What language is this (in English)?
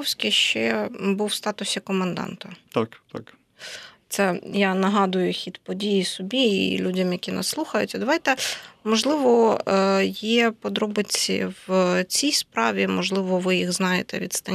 Ukrainian